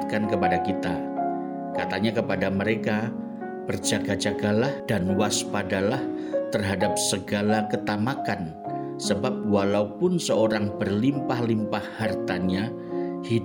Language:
Indonesian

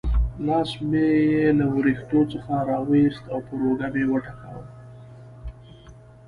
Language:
Pashto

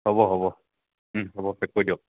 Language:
Assamese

